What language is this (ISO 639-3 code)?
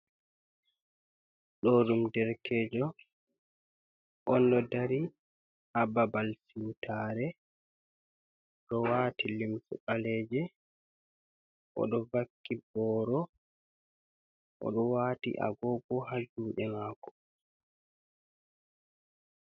ful